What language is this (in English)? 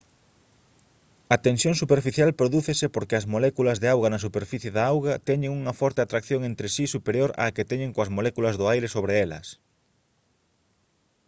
Galician